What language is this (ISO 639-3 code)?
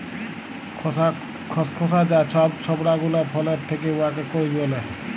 ben